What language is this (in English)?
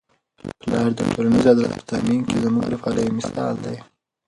Pashto